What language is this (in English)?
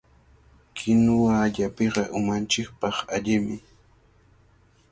Cajatambo North Lima Quechua